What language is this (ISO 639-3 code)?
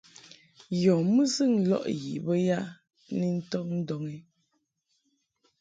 mhk